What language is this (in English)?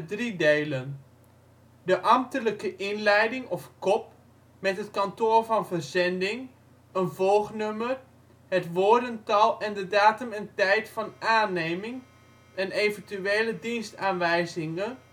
Dutch